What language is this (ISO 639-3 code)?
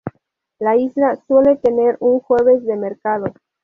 spa